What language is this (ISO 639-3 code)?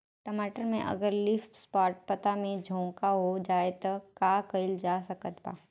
bho